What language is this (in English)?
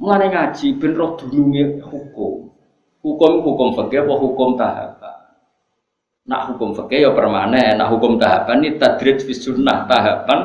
Indonesian